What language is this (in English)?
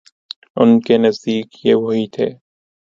Urdu